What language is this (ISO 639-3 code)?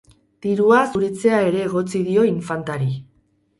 eus